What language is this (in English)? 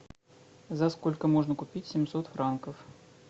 Russian